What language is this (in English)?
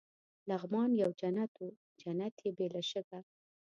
Pashto